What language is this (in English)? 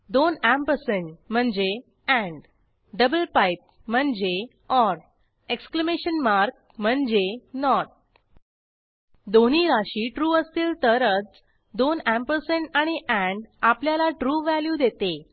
Marathi